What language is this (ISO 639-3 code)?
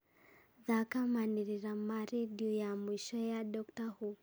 kik